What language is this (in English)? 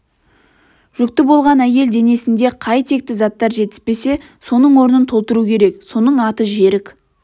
Kazakh